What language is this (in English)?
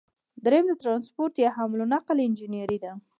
Pashto